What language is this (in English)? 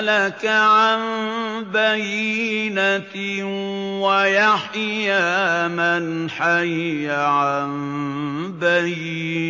Arabic